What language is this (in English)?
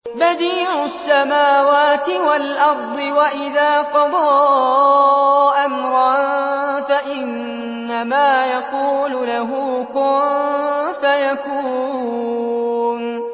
Arabic